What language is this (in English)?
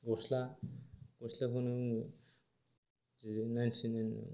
Bodo